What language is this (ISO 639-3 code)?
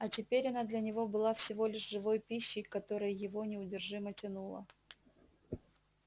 rus